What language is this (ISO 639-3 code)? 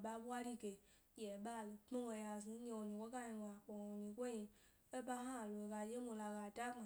gby